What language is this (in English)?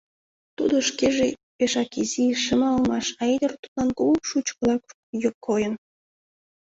Mari